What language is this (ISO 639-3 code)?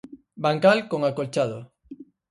glg